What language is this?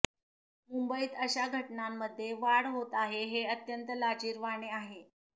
Marathi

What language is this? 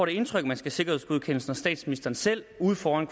Danish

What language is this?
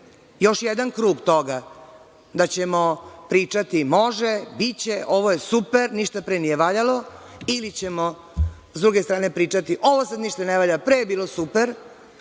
Serbian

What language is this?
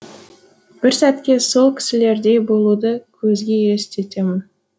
Kazakh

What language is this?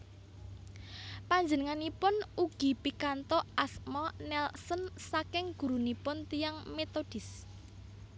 Javanese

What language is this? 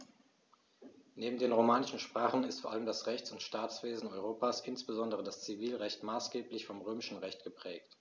German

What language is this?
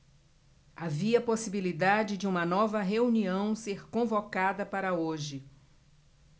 Portuguese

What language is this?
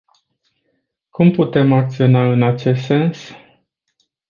Romanian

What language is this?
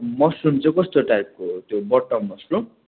Nepali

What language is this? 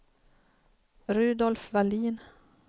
Swedish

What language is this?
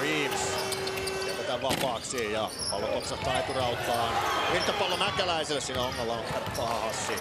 Finnish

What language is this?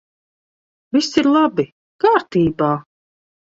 Latvian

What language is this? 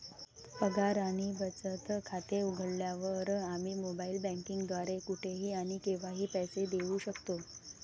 Marathi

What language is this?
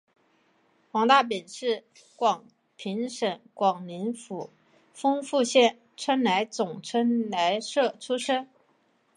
Chinese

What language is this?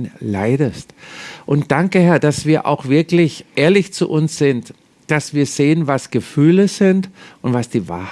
German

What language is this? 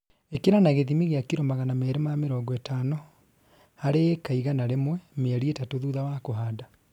Kikuyu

